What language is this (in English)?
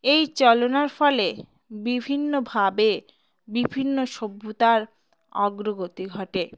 Bangla